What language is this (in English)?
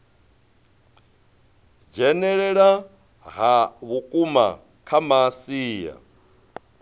Venda